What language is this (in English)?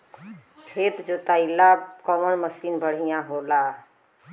Bhojpuri